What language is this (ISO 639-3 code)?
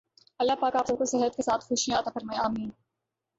urd